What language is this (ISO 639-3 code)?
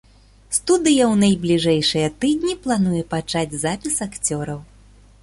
bel